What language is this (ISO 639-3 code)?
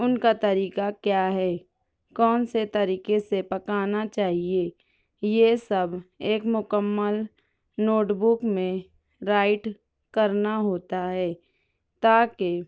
urd